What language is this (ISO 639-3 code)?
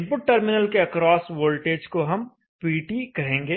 hin